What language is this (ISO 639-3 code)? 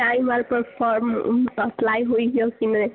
mai